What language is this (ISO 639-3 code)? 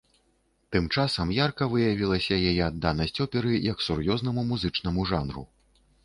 bel